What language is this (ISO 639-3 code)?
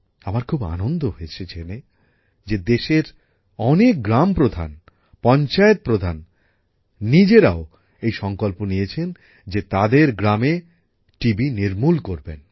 ben